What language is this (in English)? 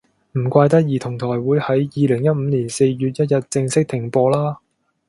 Cantonese